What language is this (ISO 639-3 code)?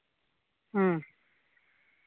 sat